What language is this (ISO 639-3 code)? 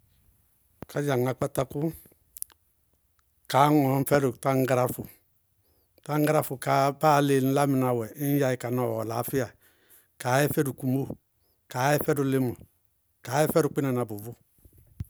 bqg